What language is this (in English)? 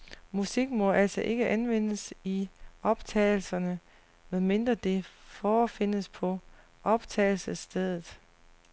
Danish